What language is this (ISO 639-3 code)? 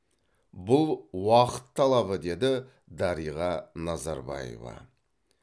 kaz